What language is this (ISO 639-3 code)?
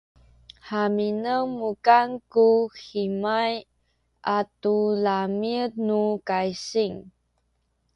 szy